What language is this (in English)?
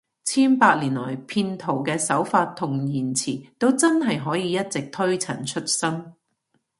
Cantonese